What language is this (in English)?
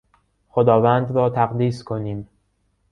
Persian